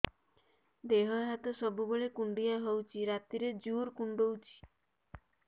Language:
Odia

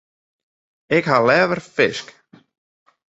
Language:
Western Frisian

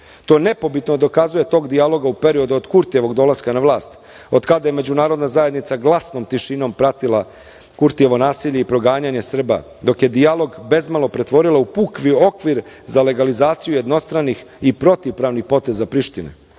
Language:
Serbian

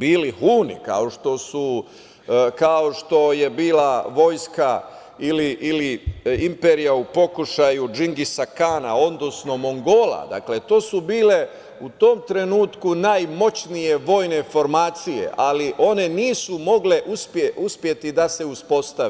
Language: Serbian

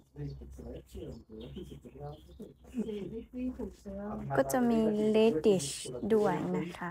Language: Thai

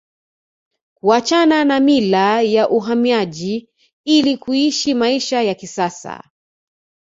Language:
Swahili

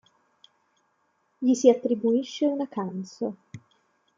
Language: Italian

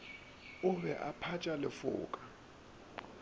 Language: Northern Sotho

